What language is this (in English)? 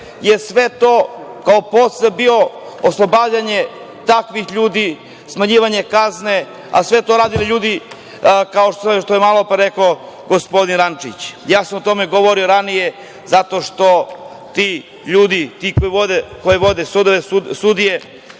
Serbian